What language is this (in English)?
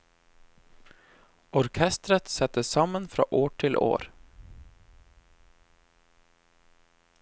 Norwegian